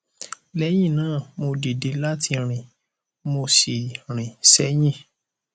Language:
Yoruba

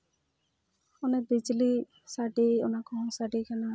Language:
Santali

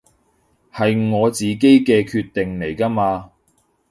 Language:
Cantonese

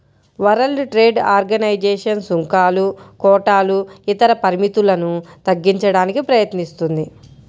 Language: Telugu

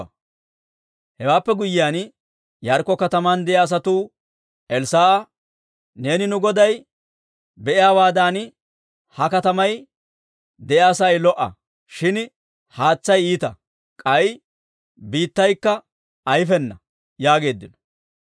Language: Dawro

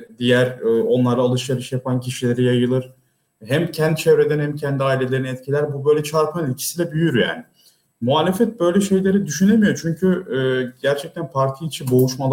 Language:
Turkish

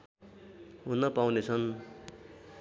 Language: Nepali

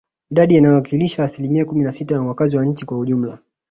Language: Swahili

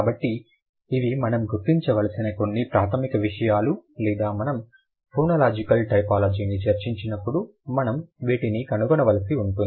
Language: Telugu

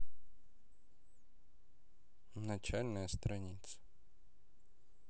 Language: Russian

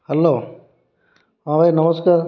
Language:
Odia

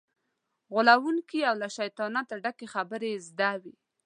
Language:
Pashto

